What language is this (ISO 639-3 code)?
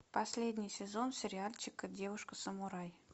rus